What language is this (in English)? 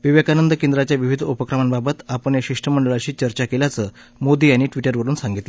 Marathi